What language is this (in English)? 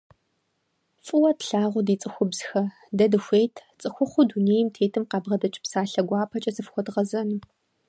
Kabardian